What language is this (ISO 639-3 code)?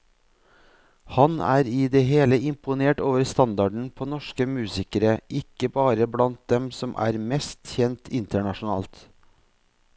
nor